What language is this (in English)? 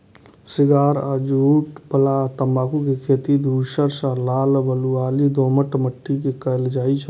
Maithili